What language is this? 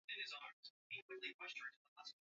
Swahili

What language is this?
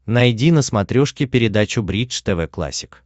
Russian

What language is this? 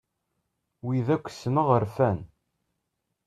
Kabyle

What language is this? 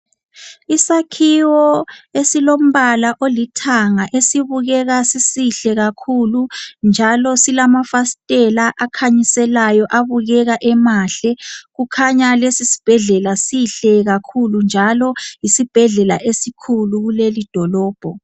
North Ndebele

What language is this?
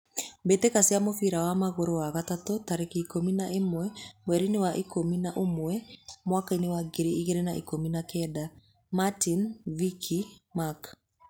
Kikuyu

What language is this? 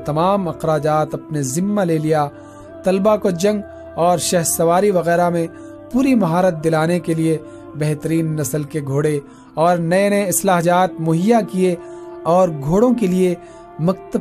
Urdu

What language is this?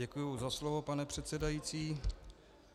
Czech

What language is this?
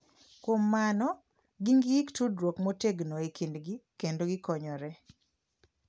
Luo (Kenya and Tanzania)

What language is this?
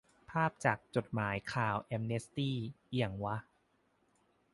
Thai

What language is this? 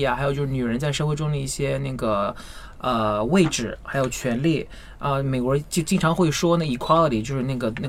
Chinese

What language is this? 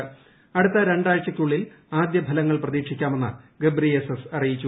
Malayalam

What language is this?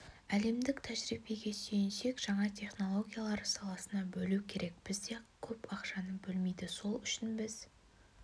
Kazakh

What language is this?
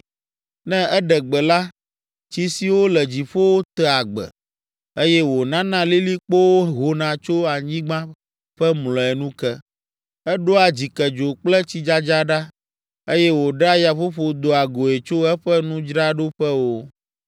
Ewe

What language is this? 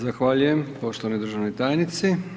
Croatian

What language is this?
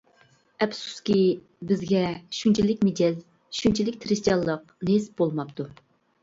Uyghur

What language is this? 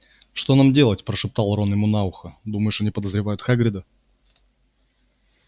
Russian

